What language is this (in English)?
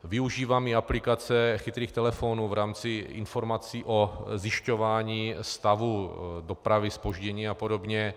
Czech